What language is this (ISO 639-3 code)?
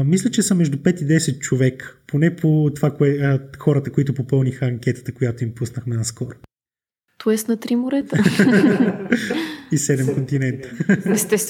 bul